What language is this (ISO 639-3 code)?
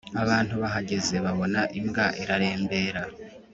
kin